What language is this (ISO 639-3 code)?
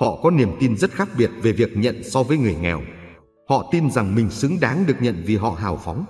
vie